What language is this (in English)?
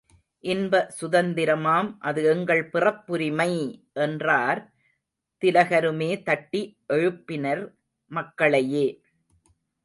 Tamil